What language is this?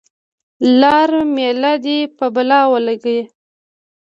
Pashto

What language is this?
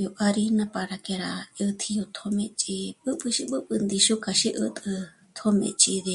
Michoacán Mazahua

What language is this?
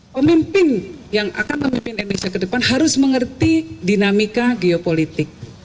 Indonesian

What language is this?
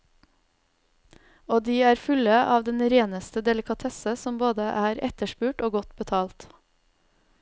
Norwegian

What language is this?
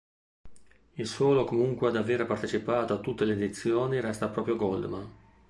Italian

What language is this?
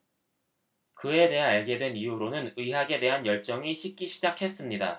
Korean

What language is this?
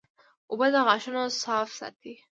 Pashto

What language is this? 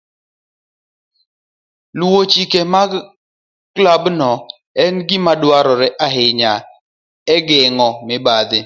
Luo (Kenya and Tanzania)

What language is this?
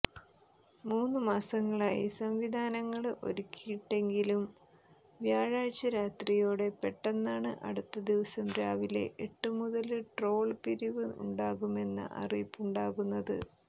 Malayalam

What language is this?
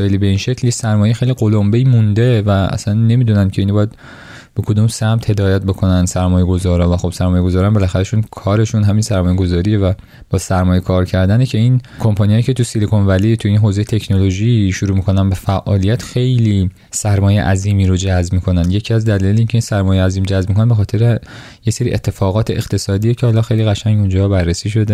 Persian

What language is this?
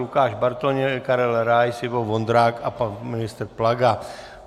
Czech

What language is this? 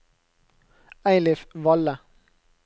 Norwegian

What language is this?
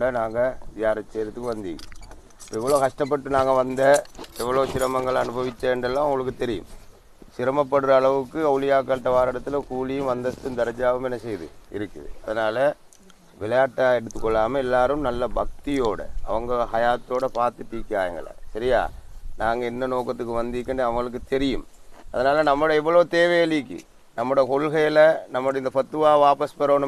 Arabic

